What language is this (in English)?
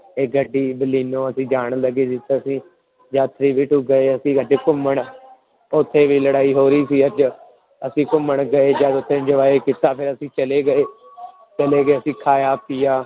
Punjabi